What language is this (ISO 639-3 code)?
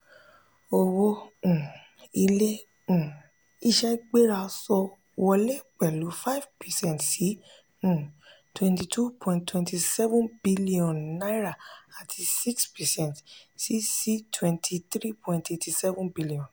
yor